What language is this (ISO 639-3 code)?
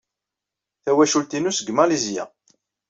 kab